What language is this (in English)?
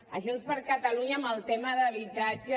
Catalan